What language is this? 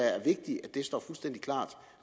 Danish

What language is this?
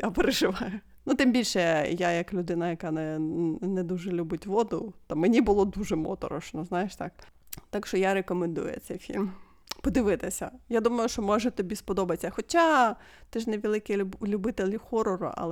Ukrainian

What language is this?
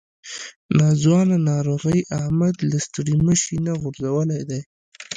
Pashto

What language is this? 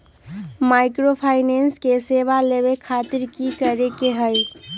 Magahi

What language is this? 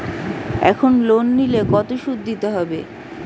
Bangla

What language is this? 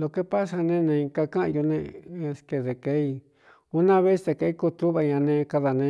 Cuyamecalco Mixtec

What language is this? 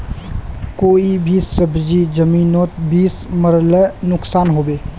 Magahi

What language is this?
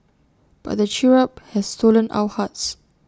English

